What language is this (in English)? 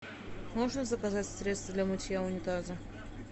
Russian